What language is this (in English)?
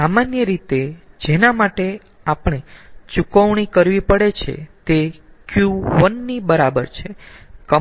Gujarati